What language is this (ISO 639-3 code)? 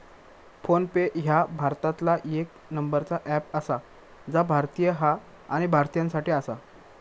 mar